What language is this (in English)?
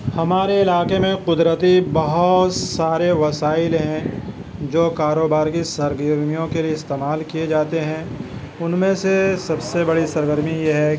Urdu